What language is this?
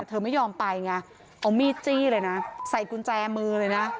Thai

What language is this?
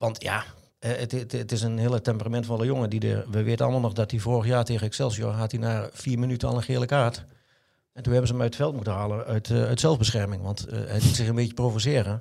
Dutch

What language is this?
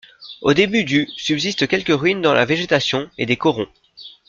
French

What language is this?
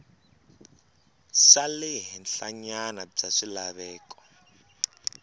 Tsonga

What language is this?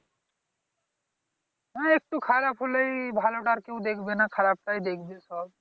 Bangla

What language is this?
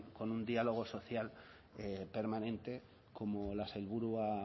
Spanish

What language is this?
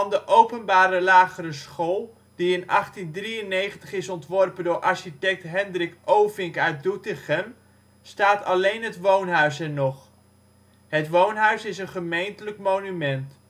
Dutch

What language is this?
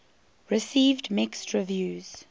English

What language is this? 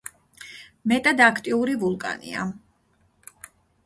Georgian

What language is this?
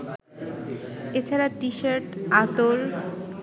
Bangla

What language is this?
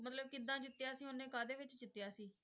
Punjabi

